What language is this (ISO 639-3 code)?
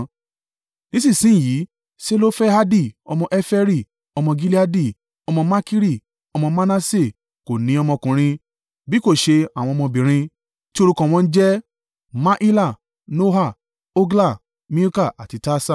yor